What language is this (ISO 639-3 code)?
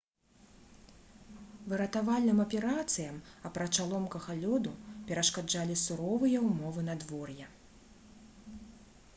bel